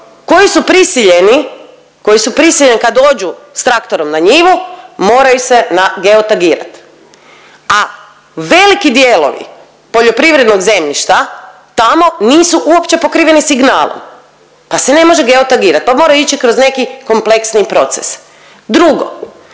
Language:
Croatian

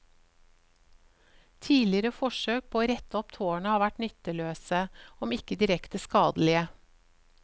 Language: Norwegian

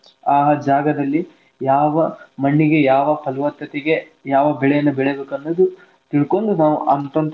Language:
Kannada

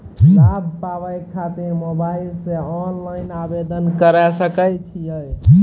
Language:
Maithili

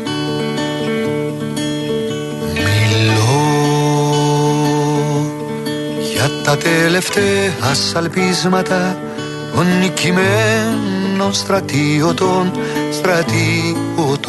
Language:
Greek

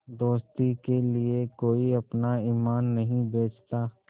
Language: Hindi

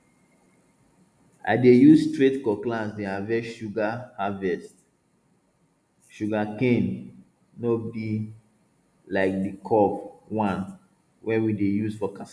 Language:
Nigerian Pidgin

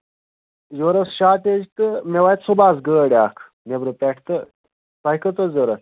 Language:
Kashmiri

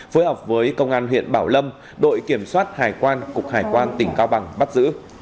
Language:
Vietnamese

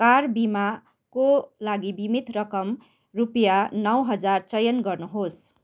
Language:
Nepali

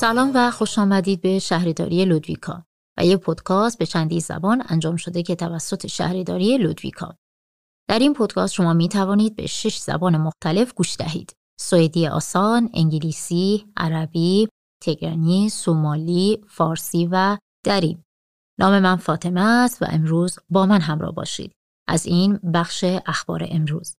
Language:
Persian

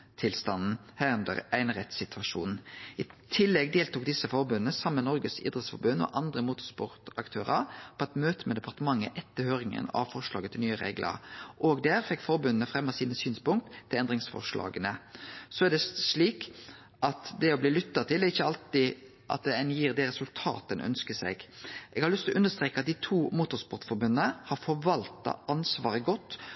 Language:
Norwegian Nynorsk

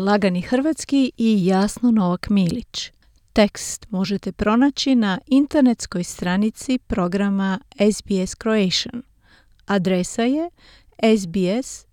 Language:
Croatian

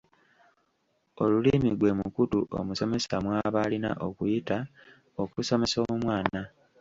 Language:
Ganda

